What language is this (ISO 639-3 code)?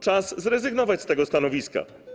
pol